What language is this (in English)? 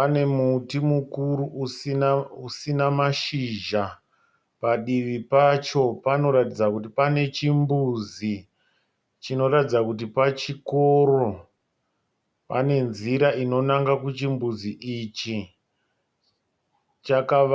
Shona